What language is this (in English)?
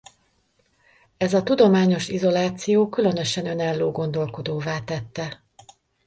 Hungarian